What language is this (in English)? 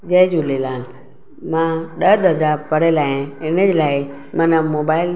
Sindhi